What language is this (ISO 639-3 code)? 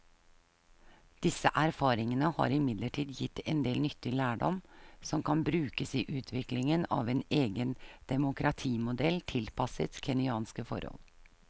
nor